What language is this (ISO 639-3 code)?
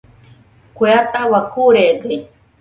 hux